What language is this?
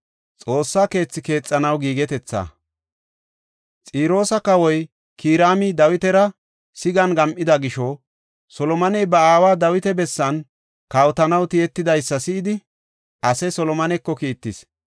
Gofa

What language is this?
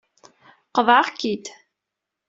Kabyle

